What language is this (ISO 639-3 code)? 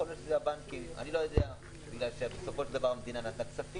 heb